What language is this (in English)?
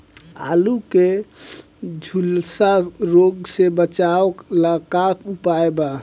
Bhojpuri